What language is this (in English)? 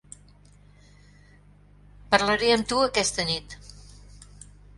Catalan